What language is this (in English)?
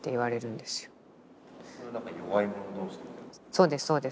Japanese